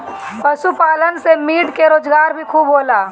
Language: Bhojpuri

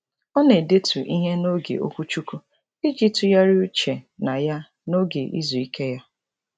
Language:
Igbo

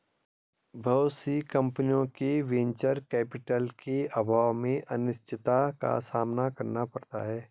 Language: Hindi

